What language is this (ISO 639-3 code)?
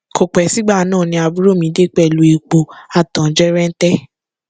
yor